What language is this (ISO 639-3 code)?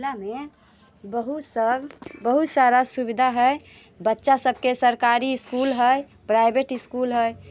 mai